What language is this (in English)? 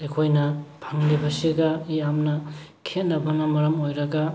Manipuri